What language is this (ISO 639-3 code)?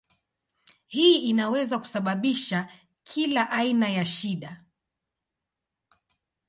swa